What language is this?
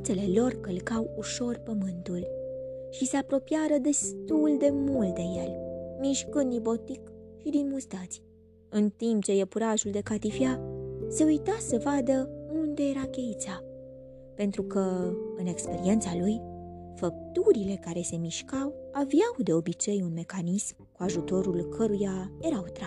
Romanian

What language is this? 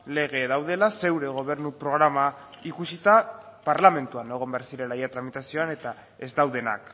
Basque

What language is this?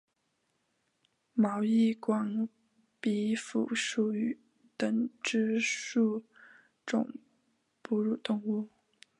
Chinese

